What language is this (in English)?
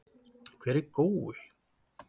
Icelandic